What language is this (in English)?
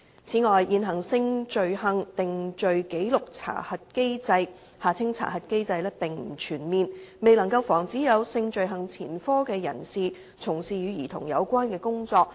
Cantonese